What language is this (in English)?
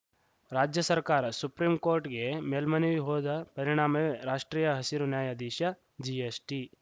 Kannada